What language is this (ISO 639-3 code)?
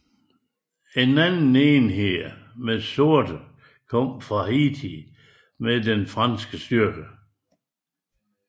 dan